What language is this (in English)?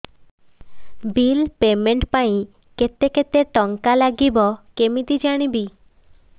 Odia